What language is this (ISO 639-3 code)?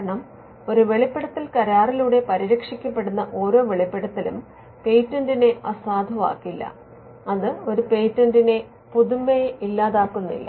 mal